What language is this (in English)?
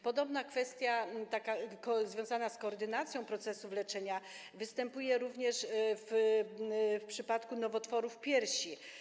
Polish